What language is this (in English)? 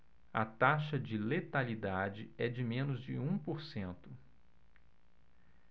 Portuguese